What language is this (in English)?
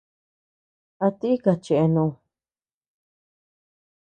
Tepeuxila Cuicatec